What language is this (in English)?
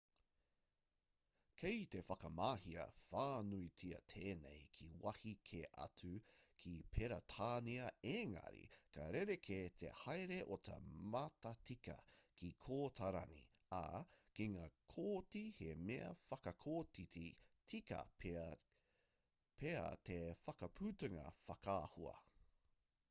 Māori